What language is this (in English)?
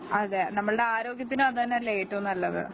Malayalam